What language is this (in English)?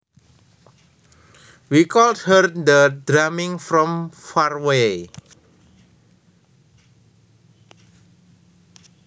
Javanese